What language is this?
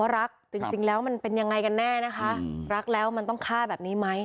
Thai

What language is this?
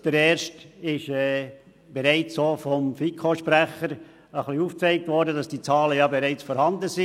Swiss German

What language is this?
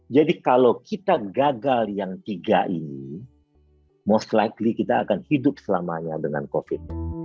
Indonesian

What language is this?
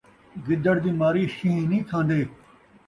Saraiki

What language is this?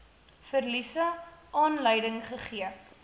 Afrikaans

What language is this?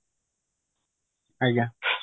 Odia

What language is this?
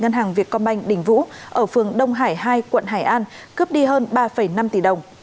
Vietnamese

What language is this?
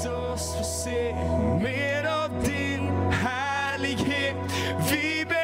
Swedish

